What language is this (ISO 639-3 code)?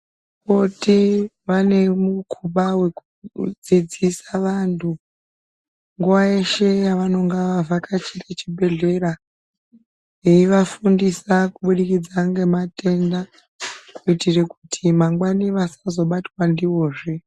ndc